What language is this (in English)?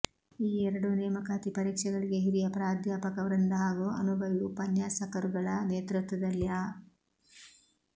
Kannada